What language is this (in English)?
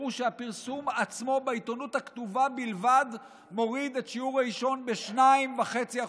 Hebrew